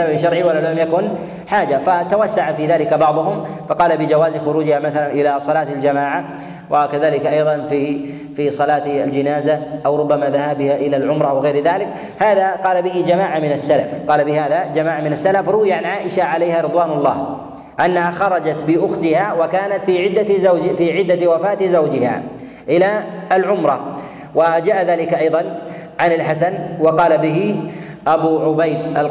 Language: Arabic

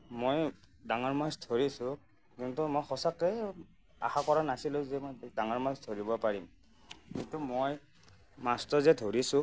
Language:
Assamese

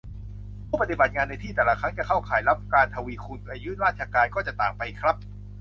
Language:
Thai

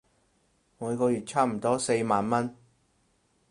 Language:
Cantonese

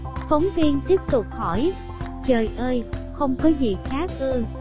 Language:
Vietnamese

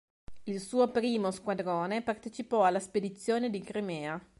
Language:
Italian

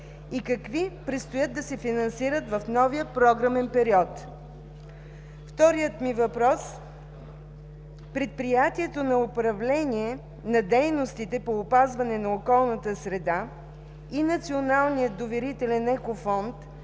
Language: Bulgarian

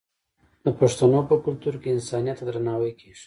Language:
Pashto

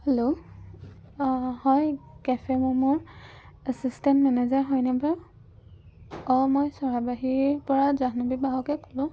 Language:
Assamese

